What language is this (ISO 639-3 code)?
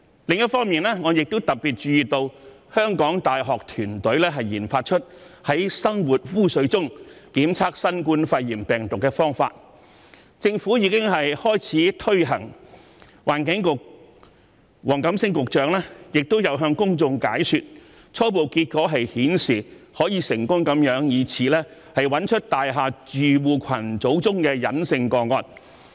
yue